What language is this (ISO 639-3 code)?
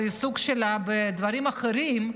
heb